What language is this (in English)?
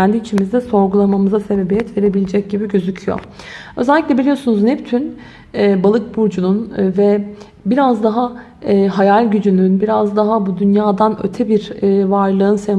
Turkish